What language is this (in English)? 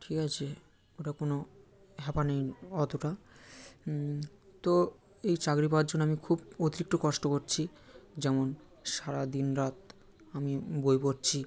Bangla